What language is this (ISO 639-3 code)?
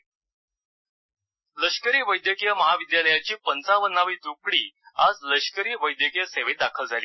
mar